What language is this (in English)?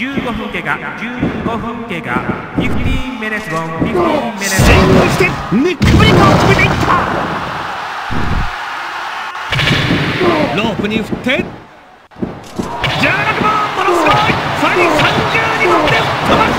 Japanese